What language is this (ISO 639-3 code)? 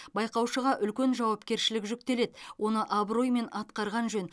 kaz